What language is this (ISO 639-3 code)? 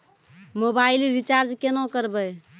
mai